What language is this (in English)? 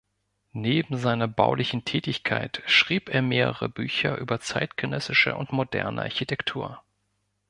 German